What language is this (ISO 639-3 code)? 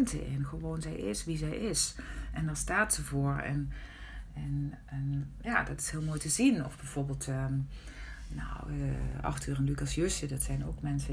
nld